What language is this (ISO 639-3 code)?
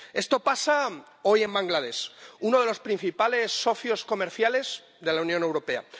spa